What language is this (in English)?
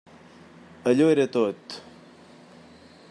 Catalan